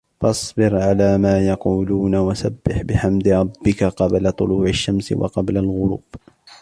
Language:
Arabic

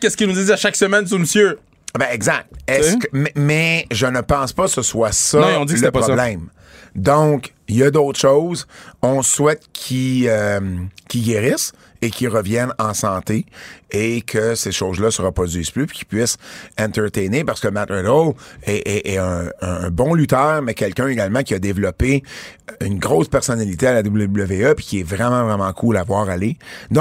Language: French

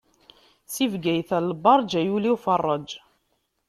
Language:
Kabyle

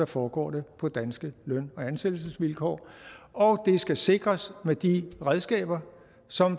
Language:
Danish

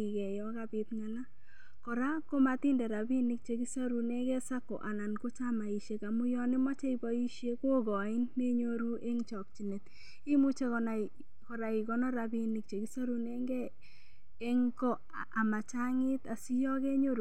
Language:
Kalenjin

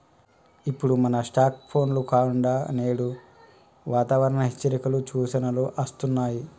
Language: Telugu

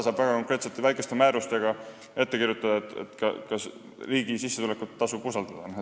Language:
Estonian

